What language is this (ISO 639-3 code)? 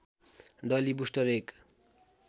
nep